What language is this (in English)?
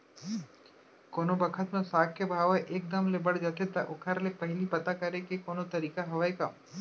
Chhattisgarhi